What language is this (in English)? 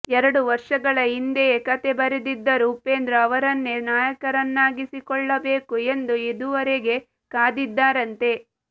Kannada